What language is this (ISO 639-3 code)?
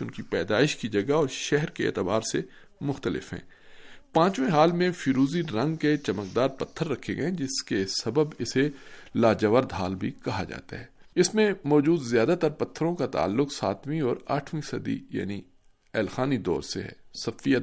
urd